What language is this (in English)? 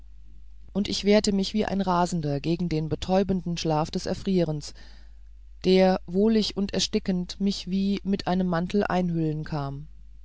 German